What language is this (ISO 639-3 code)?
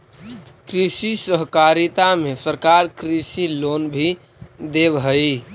mag